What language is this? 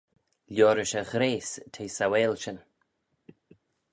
Manx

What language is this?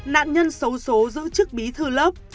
Vietnamese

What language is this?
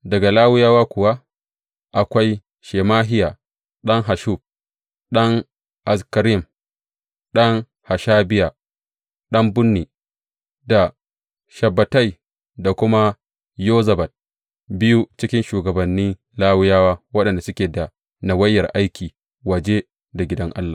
Hausa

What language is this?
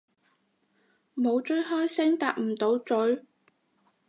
Cantonese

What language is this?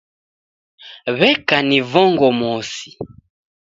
Taita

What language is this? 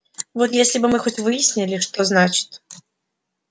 Russian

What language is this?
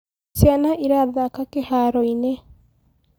Kikuyu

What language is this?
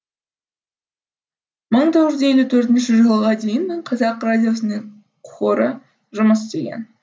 Kazakh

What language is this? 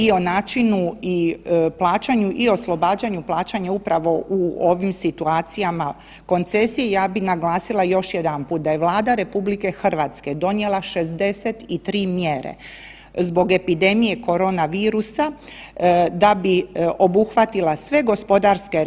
Croatian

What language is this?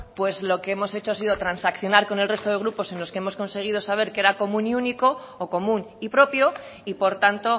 Spanish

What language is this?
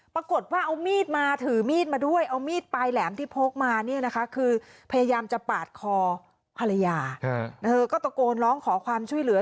Thai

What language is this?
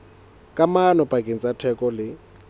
Southern Sotho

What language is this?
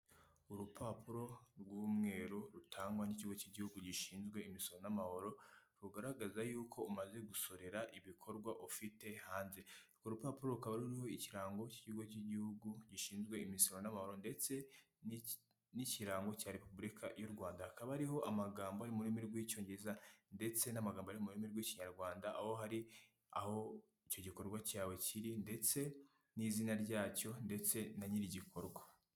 Kinyarwanda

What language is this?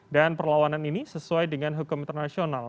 Indonesian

